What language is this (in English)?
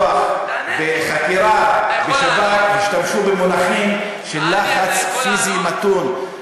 Hebrew